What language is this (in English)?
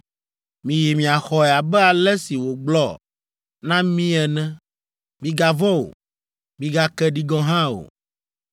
Ewe